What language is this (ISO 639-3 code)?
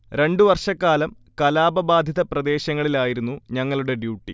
mal